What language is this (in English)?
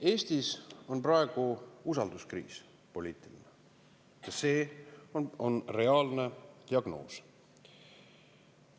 Estonian